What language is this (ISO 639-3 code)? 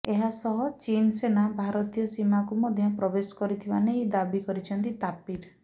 ori